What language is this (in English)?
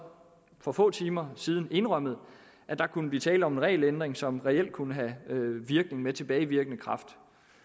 Danish